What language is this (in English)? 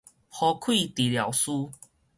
Min Nan Chinese